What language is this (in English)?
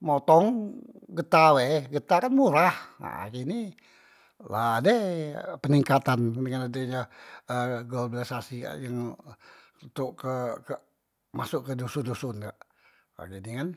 Musi